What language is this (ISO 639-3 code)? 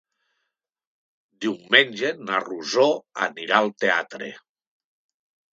cat